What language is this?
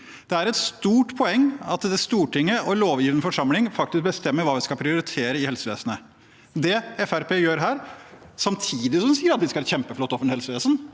Norwegian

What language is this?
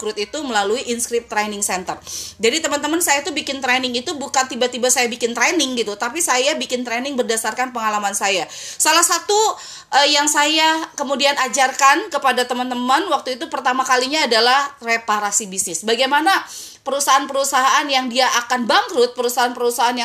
Indonesian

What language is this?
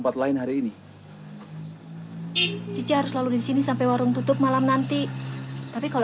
Indonesian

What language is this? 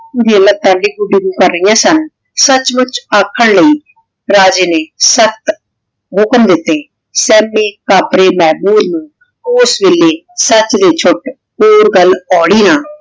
Punjabi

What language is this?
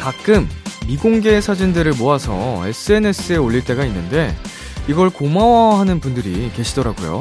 Korean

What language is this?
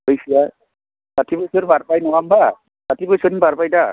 Bodo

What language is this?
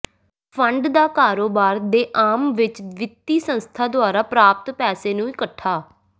Punjabi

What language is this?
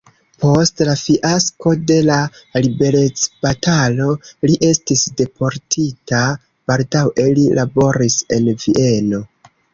Esperanto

